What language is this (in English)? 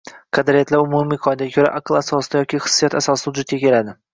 Uzbek